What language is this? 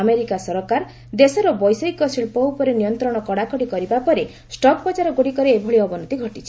Odia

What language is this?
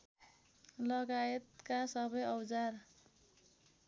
Nepali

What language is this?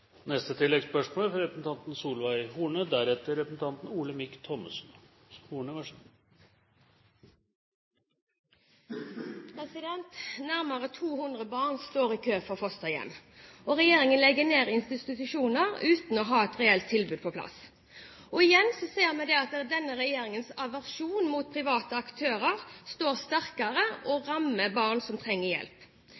Norwegian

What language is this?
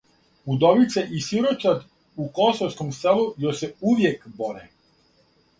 Serbian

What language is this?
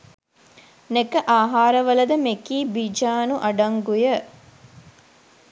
Sinhala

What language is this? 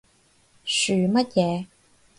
Cantonese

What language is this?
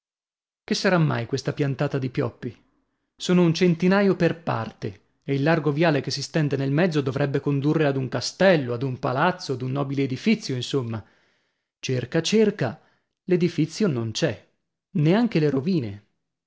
Italian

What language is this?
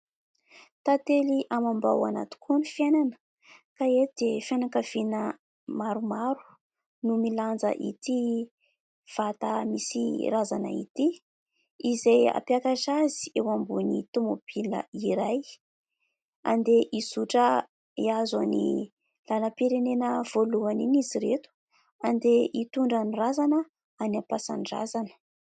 Malagasy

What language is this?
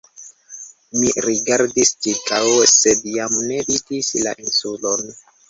Esperanto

